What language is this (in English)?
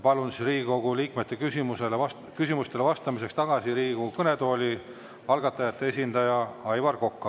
Estonian